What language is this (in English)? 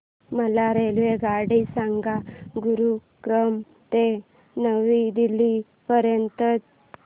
Marathi